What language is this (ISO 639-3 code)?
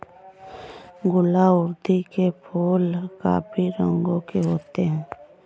hin